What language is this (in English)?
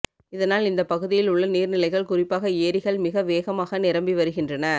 Tamil